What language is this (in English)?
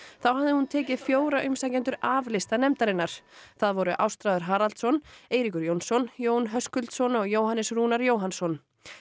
Icelandic